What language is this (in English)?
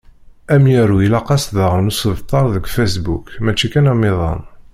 Kabyle